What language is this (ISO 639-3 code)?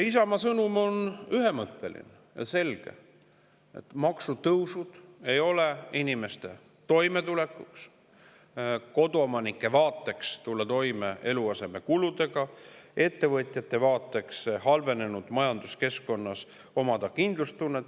est